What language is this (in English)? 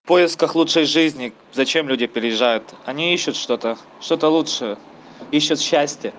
Russian